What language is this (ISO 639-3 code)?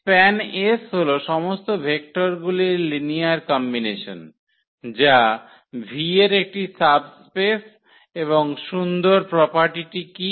ben